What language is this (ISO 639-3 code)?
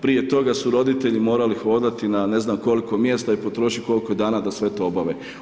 hrv